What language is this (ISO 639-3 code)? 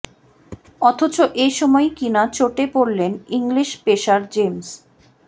ben